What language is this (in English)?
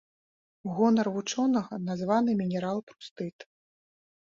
Belarusian